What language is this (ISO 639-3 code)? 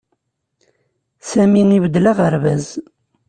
kab